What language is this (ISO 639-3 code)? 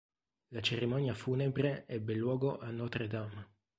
ita